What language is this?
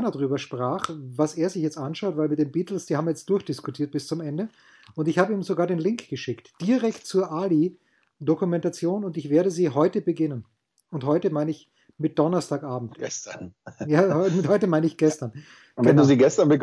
German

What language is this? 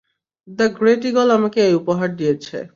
Bangla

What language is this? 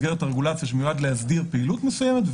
Hebrew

